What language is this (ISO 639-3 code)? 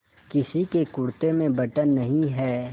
hin